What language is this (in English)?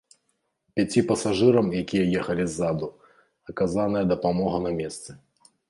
Belarusian